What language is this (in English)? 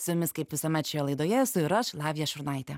Lithuanian